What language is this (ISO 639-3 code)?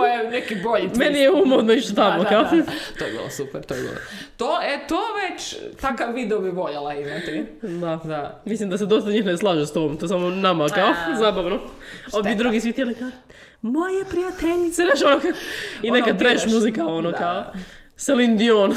hrv